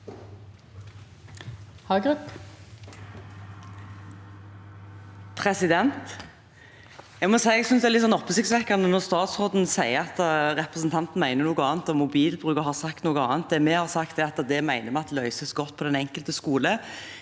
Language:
Norwegian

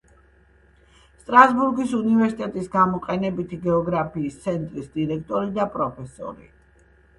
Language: Georgian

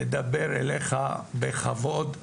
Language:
Hebrew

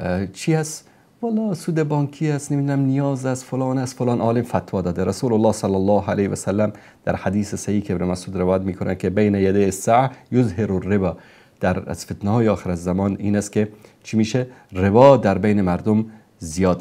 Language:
Persian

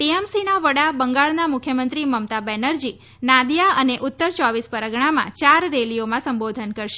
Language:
Gujarati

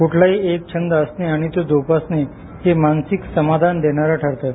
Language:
Marathi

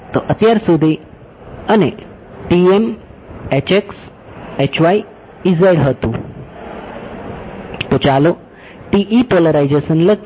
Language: Gujarati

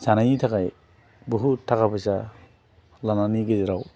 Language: Bodo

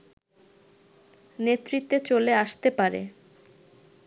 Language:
Bangla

